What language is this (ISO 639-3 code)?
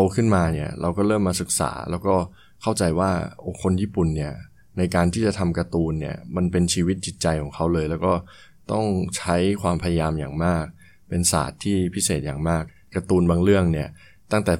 tha